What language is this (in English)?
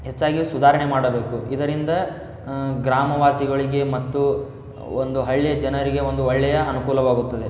Kannada